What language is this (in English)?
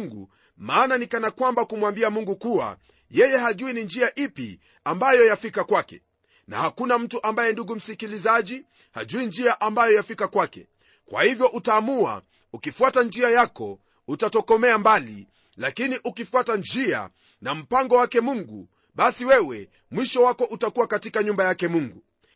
Swahili